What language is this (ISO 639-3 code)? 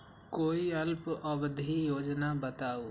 mag